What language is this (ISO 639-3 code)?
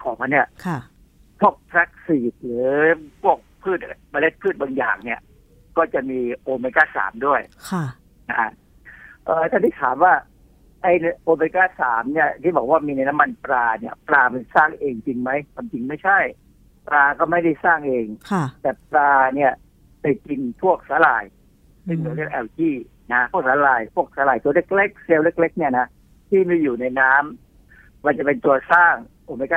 tha